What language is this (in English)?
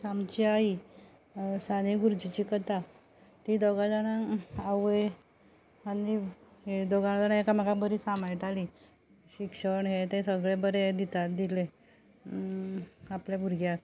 Konkani